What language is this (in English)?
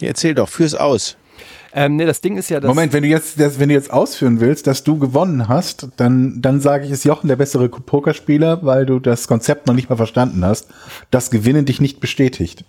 German